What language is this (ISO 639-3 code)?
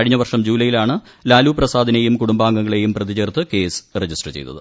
mal